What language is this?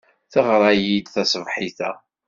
Kabyle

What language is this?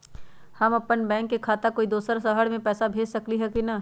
Magahi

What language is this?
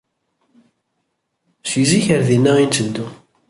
Kabyle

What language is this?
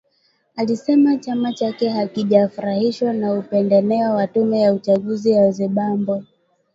Swahili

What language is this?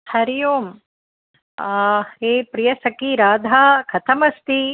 Sanskrit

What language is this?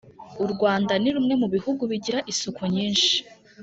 Kinyarwanda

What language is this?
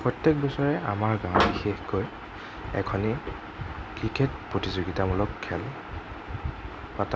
Assamese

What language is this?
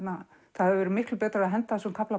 Icelandic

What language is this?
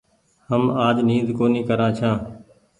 Goaria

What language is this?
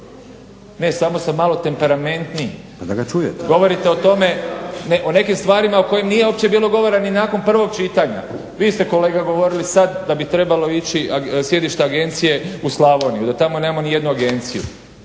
Croatian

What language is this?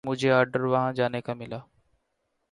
Urdu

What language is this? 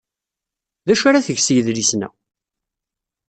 Kabyle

